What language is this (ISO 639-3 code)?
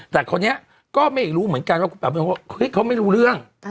tha